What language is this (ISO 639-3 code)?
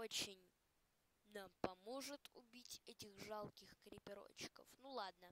rus